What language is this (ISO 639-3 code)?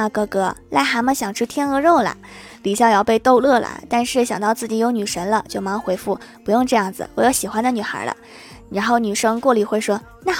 zho